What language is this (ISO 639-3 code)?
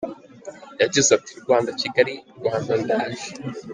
kin